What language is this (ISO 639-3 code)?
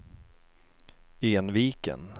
swe